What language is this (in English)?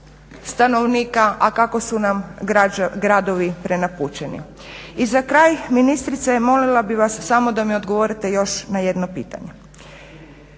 Croatian